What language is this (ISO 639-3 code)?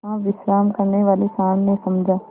hin